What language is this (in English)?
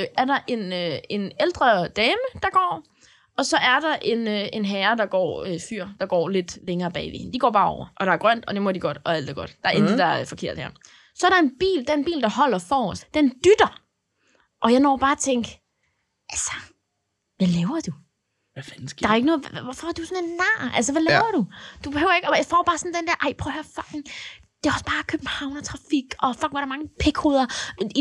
Danish